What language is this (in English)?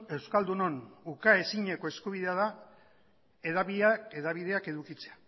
Basque